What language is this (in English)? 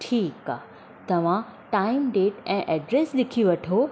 Sindhi